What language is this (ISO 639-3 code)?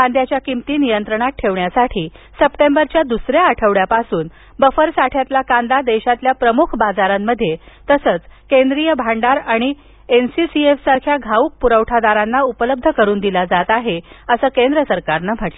mar